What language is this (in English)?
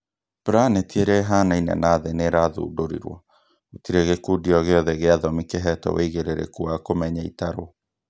Kikuyu